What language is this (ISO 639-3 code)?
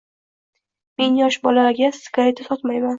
uzb